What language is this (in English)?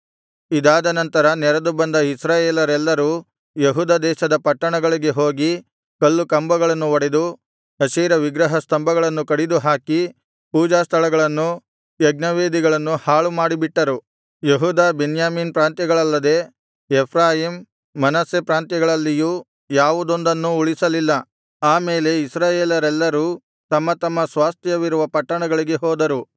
Kannada